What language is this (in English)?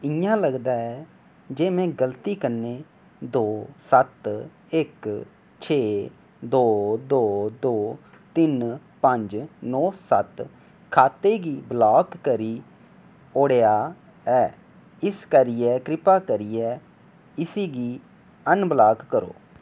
Dogri